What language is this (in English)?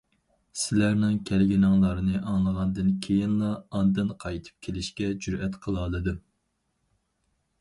Uyghur